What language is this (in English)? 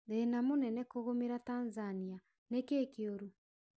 Kikuyu